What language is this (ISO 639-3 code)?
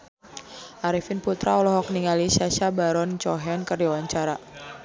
sun